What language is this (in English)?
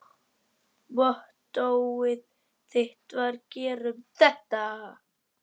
Icelandic